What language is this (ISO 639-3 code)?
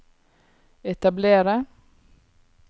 nor